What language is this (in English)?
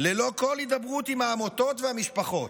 Hebrew